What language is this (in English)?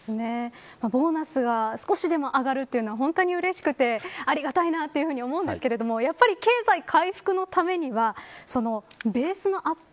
Japanese